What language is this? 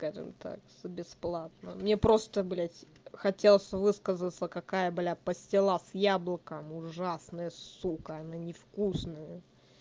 Russian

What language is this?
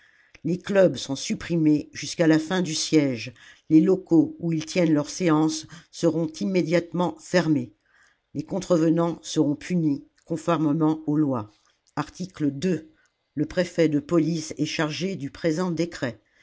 French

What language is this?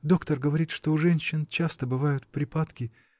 Russian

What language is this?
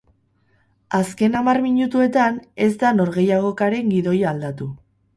Basque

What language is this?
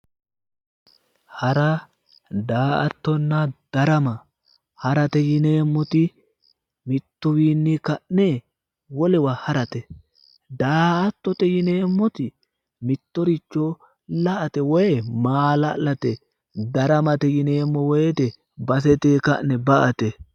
Sidamo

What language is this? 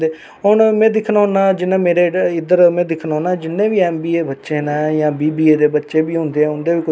Dogri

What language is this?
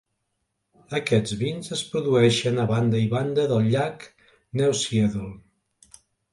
Catalan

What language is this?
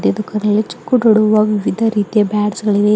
Kannada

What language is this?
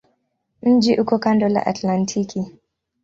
Swahili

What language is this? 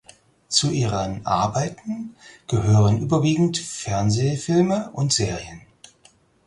German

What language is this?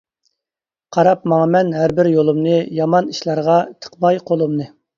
Uyghur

